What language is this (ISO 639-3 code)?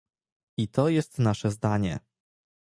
pol